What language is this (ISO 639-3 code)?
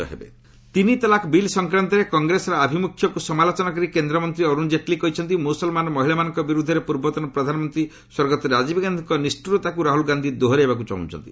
ori